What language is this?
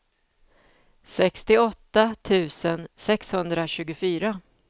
Swedish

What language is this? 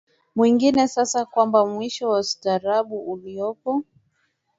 Swahili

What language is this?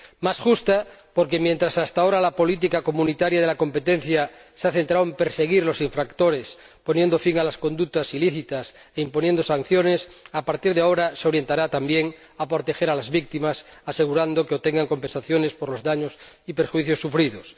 Spanish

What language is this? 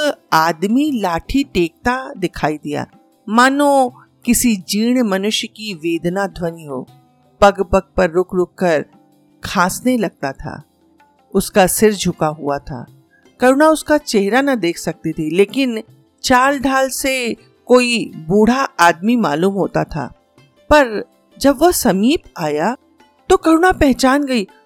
Hindi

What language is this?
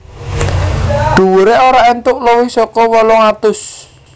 Javanese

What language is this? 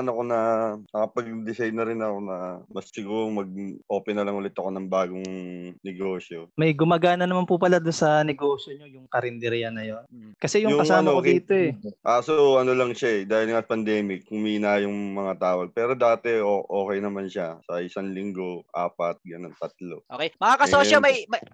Filipino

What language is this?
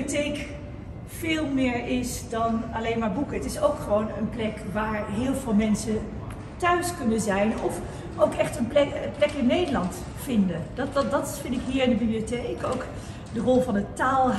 Dutch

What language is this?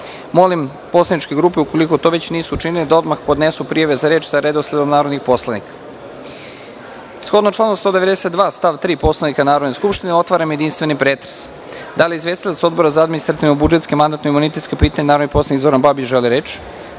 Serbian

